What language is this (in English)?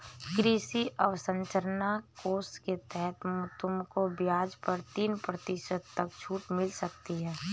Hindi